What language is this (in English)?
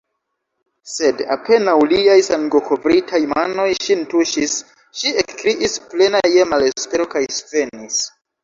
Esperanto